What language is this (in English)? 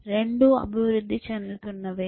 Telugu